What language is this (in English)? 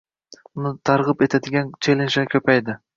Uzbek